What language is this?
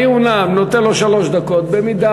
Hebrew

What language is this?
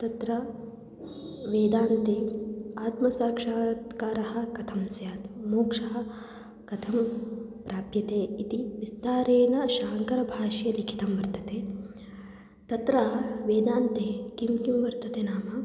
Sanskrit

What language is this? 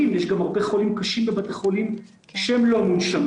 Hebrew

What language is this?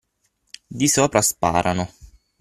Italian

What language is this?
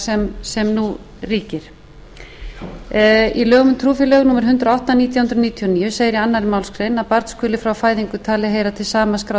Icelandic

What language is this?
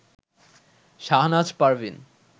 Bangla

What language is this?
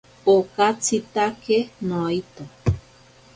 Ashéninka Perené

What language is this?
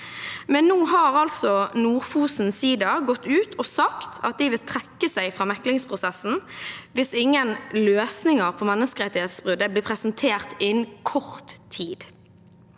Norwegian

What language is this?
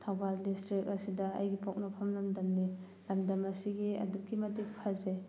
Manipuri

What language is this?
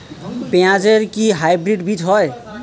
Bangla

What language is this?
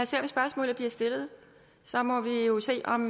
Danish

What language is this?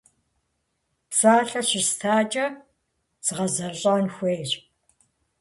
Kabardian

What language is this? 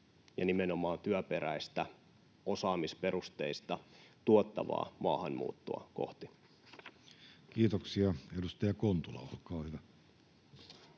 Finnish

